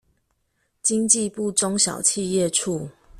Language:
Chinese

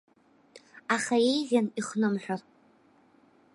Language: Abkhazian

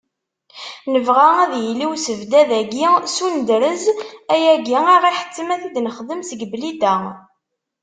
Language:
Kabyle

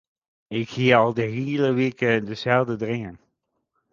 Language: Western Frisian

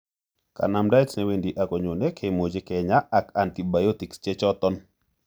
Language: Kalenjin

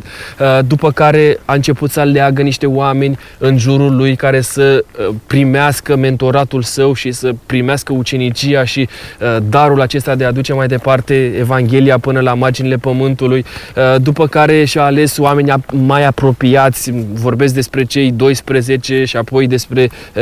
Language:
Romanian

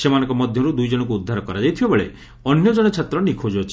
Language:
Odia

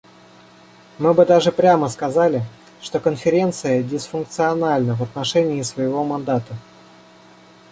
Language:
Russian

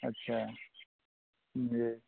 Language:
Maithili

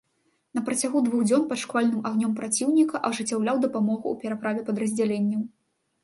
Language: Belarusian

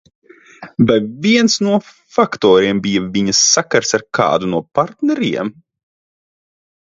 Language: Latvian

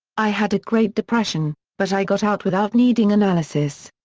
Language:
English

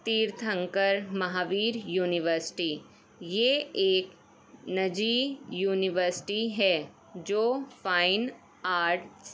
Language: Urdu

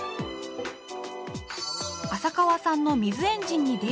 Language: Japanese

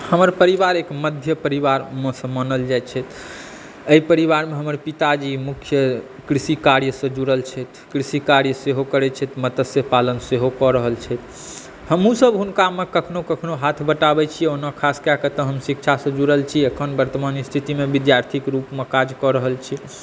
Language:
Maithili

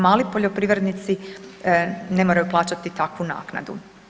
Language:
Croatian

